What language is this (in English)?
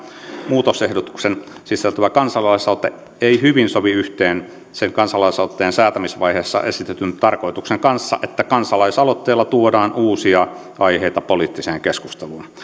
Finnish